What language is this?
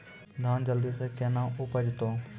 Maithili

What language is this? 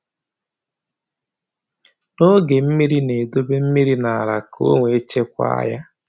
Igbo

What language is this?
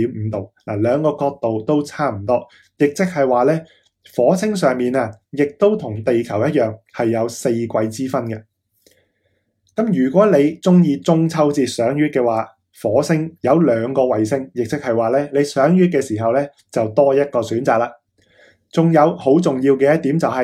Chinese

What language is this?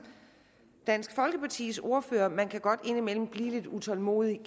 Danish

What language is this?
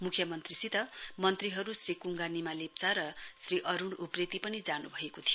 Nepali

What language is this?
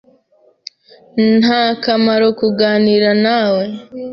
Kinyarwanda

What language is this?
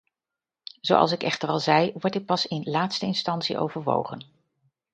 Dutch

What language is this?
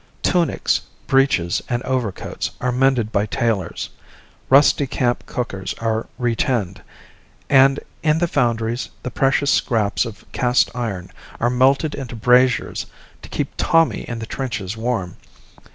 English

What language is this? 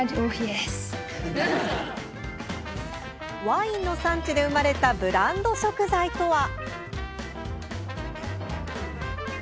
Japanese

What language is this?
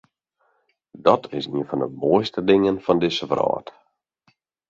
Western Frisian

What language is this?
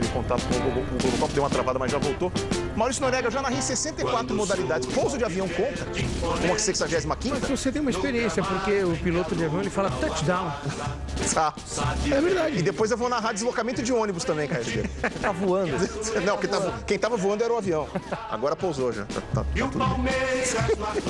Portuguese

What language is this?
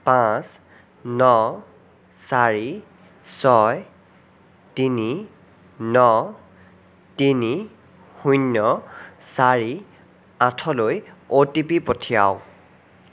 Assamese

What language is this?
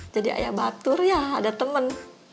Indonesian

